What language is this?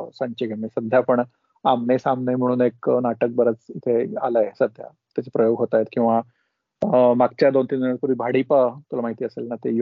Marathi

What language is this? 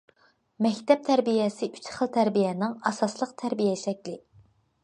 Uyghur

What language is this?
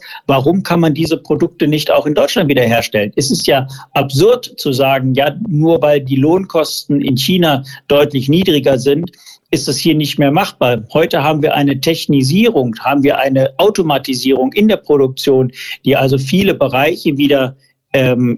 German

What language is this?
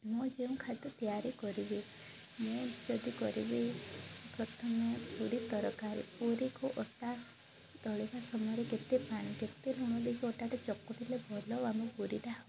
Odia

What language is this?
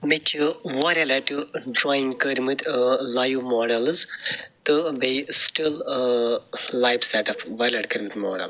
Kashmiri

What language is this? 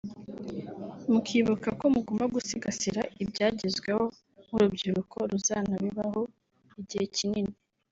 Kinyarwanda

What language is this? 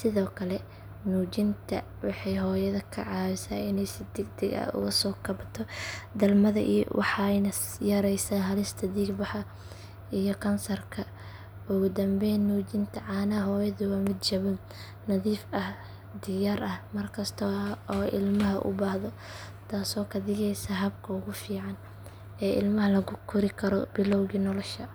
Somali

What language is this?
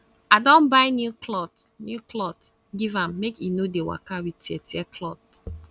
Nigerian Pidgin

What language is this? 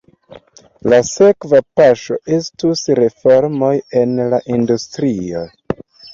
Esperanto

